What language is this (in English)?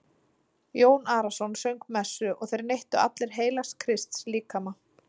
Icelandic